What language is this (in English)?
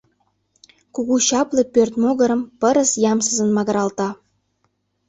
Mari